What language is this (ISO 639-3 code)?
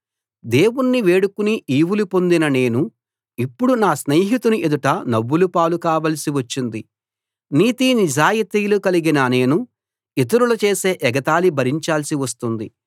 tel